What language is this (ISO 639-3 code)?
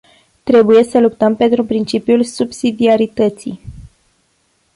ron